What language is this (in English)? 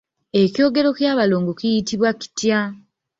Ganda